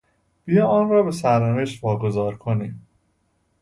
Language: Persian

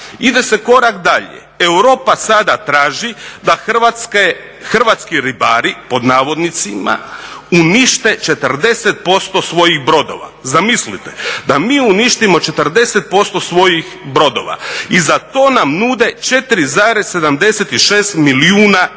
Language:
Croatian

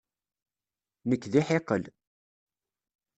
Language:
Kabyle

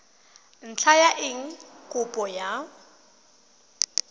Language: Tswana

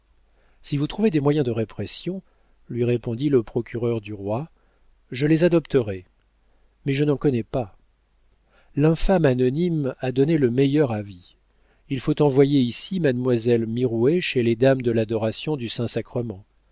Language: French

